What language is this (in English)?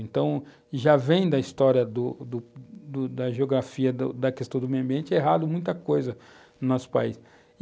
Portuguese